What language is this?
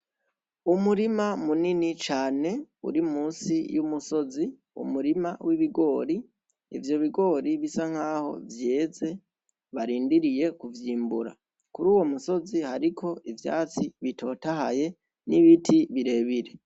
Rundi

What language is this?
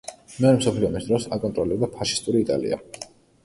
Georgian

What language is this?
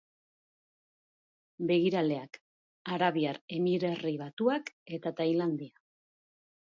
Basque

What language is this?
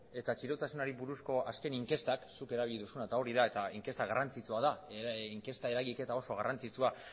Basque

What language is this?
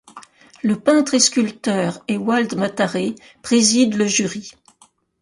French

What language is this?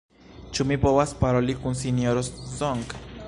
Esperanto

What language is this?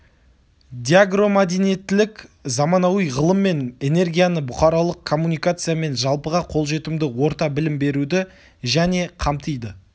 Kazakh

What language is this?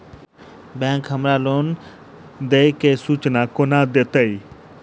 Maithili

